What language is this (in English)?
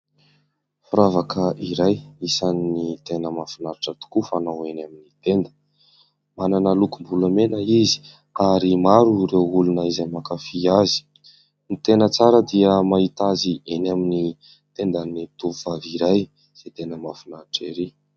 Malagasy